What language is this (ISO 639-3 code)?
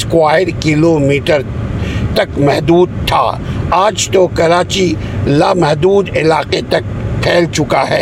urd